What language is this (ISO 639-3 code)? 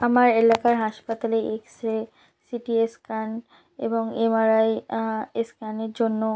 ben